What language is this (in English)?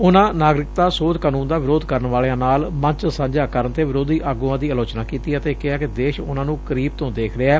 Punjabi